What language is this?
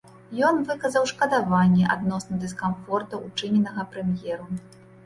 Belarusian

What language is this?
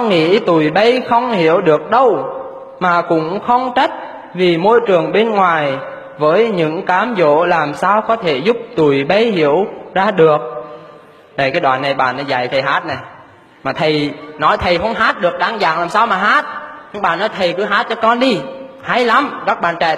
Vietnamese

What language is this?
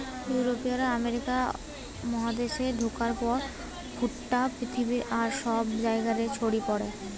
Bangla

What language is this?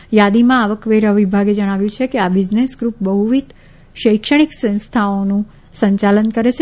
Gujarati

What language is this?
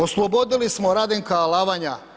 Croatian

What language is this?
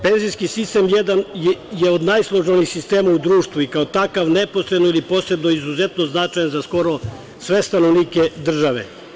Serbian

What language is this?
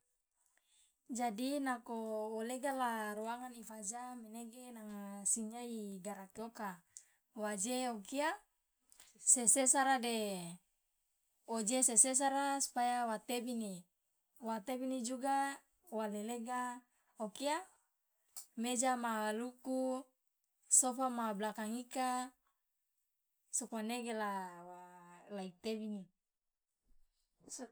Loloda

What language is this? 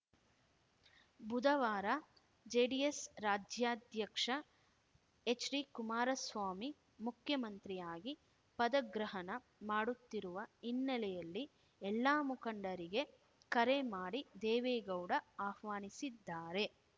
Kannada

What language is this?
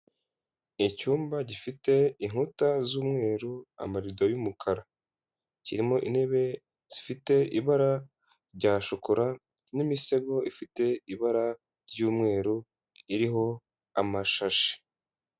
Kinyarwanda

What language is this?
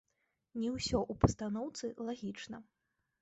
Belarusian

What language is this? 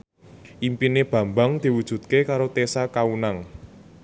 Javanese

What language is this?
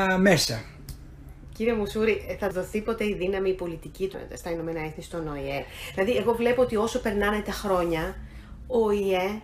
Greek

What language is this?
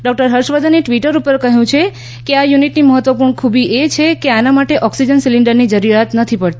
Gujarati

